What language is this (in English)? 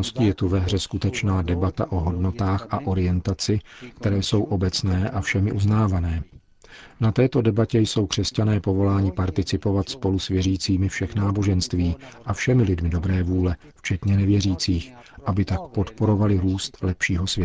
Czech